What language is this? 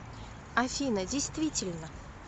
Russian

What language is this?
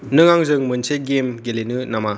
Bodo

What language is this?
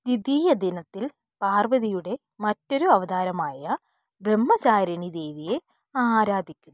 Malayalam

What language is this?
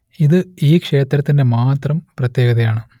Malayalam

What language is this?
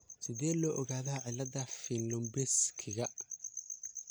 Somali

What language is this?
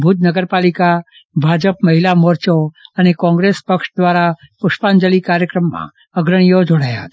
Gujarati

